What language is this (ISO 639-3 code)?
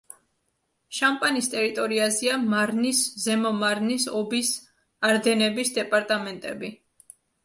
kat